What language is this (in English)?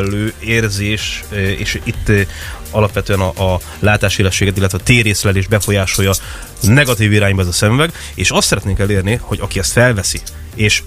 Hungarian